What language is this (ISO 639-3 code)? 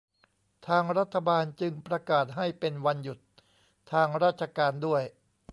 tha